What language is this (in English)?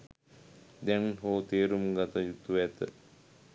Sinhala